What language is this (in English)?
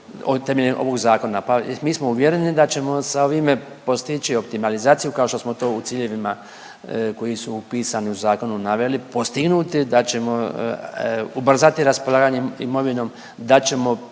Croatian